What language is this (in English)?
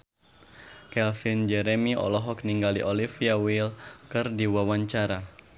Sundanese